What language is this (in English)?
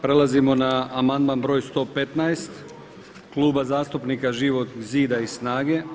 Croatian